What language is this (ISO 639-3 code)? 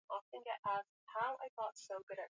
swa